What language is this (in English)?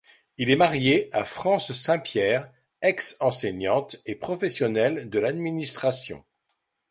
French